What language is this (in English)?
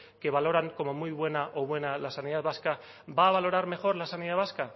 Spanish